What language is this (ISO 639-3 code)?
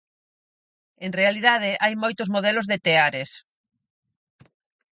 glg